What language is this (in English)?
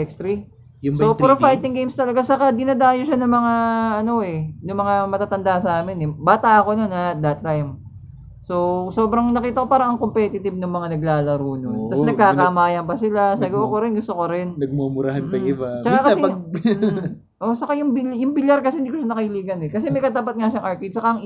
Filipino